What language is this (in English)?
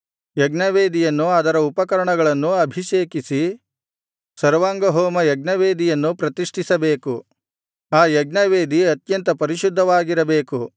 Kannada